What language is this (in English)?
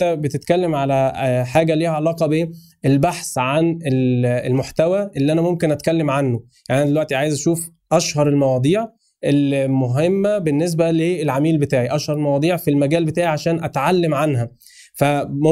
Arabic